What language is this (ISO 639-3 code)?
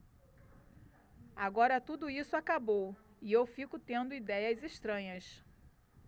por